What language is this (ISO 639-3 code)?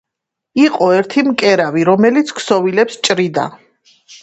kat